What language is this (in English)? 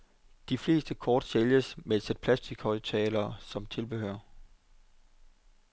Danish